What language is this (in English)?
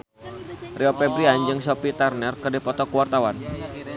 Sundanese